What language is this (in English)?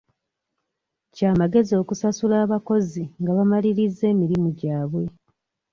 Ganda